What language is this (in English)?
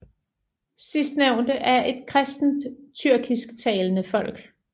Danish